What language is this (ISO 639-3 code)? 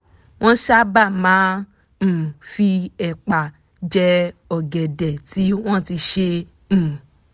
yor